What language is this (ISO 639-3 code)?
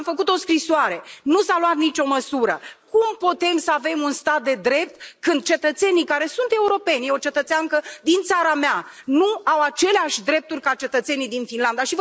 ron